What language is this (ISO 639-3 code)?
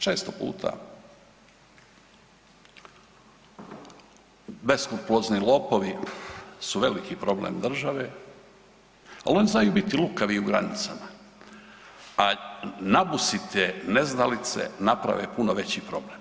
hrv